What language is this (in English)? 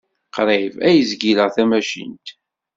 Kabyle